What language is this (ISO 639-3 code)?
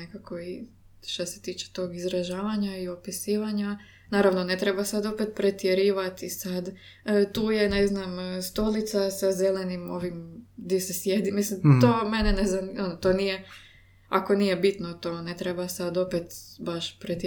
hrv